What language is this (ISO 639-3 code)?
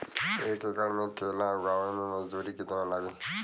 bho